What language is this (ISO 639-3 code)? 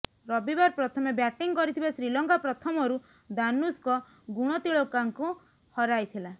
ori